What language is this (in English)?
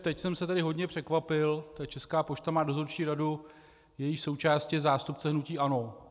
Czech